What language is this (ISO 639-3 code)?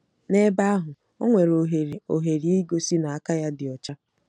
ibo